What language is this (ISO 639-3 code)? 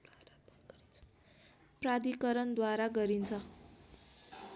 nep